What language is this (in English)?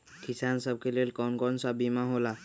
Magahi